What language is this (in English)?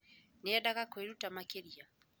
Kikuyu